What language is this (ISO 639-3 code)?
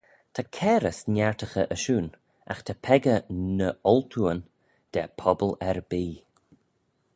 glv